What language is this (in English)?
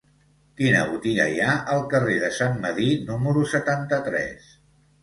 Catalan